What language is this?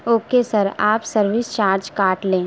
Urdu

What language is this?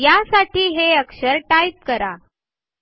Marathi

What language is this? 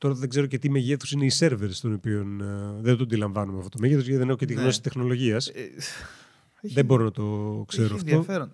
Greek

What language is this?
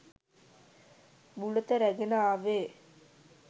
Sinhala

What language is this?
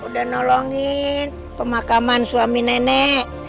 Indonesian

